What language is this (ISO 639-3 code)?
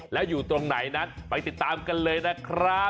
tha